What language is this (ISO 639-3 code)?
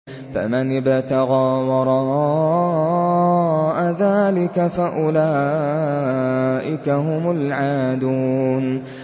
ara